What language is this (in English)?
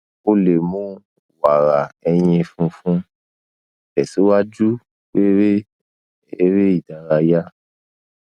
Yoruba